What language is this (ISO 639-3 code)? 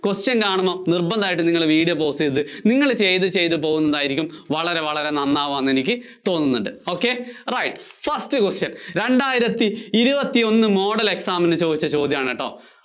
mal